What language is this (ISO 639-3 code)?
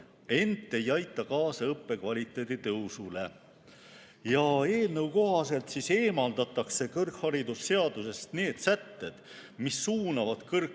est